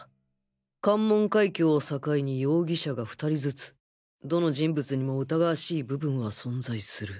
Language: Japanese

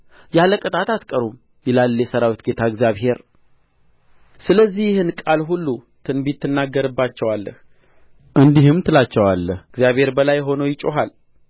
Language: Amharic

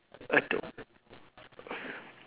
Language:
English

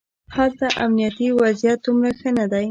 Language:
Pashto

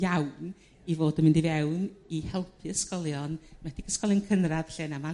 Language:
Welsh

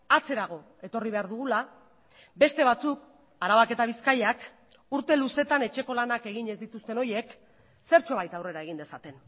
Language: Basque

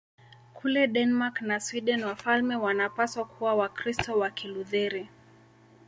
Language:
Swahili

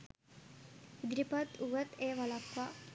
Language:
Sinhala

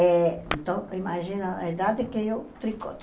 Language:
Portuguese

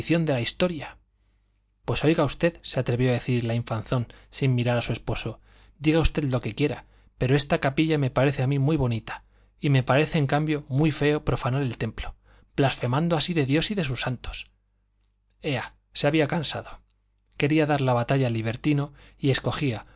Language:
Spanish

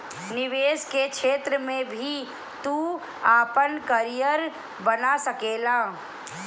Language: Bhojpuri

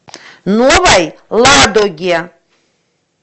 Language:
Russian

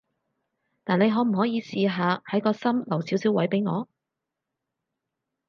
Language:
Cantonese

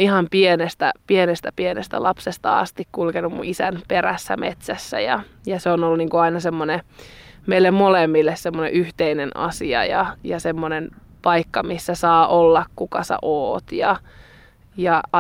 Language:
Finnish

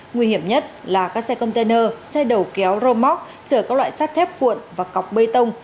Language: Vietnamese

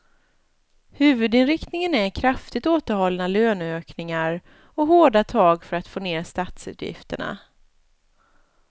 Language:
Swedish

